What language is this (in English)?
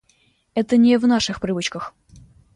Russian